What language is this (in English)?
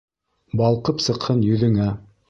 Bashkir